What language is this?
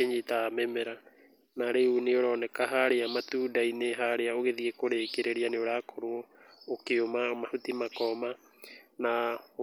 Kikuyu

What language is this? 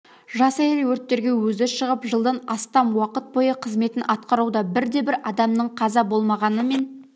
Kazakh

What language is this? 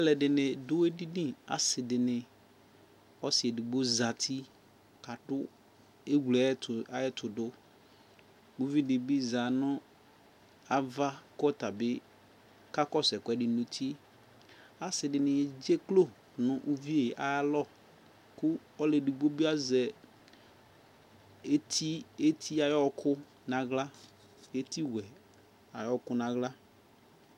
Ikposo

